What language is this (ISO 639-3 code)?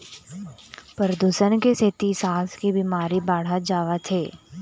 hne